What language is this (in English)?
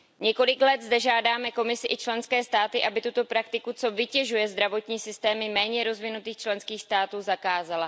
Czech